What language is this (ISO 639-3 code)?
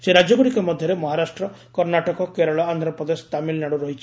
ori